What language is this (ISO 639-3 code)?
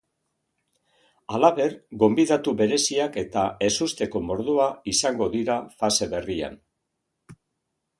eus